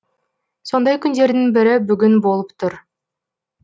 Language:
Kazakh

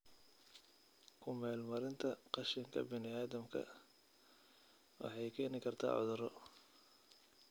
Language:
Somali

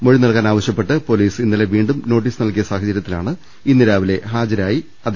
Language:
Malayalam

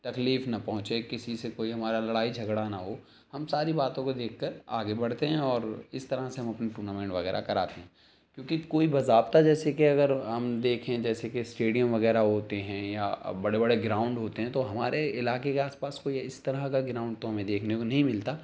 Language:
Urdu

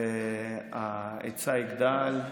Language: Hebrew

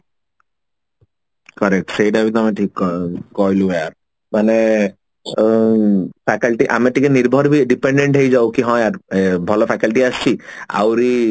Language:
Odia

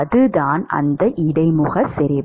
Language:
Tamil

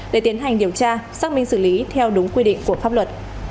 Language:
Vietnamese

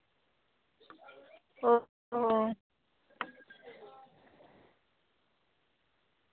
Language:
Santali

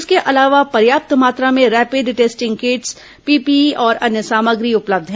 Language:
Hindi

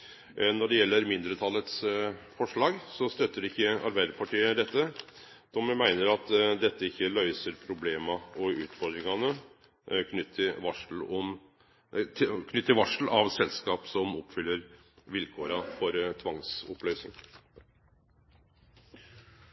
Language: Norwegian Nynorsk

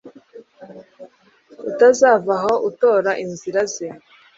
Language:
Kinyarwanda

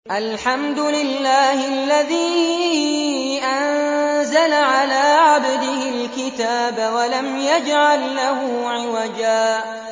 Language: Arabic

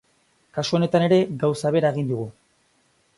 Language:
Basque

